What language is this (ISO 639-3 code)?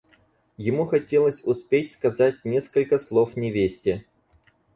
rus